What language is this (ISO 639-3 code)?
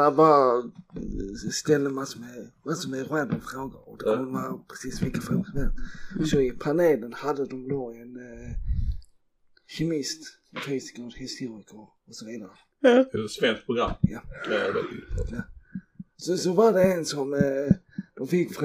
swe